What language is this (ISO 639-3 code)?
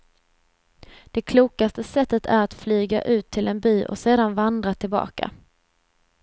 swe